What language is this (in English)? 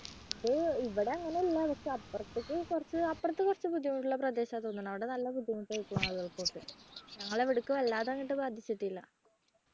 Malayalam